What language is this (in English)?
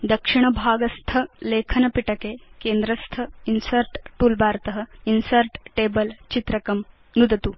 Sanskrit